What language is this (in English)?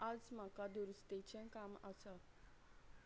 Konkani